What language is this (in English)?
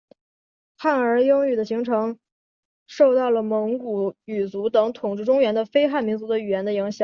Chinese